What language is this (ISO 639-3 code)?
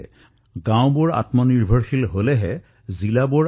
asm